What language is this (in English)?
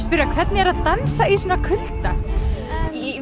Icelandic